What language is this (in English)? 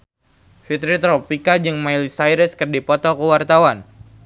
Sundanese